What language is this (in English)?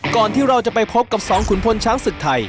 Thai